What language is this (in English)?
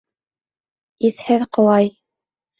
Bashkir